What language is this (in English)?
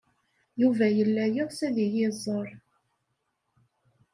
Kabyle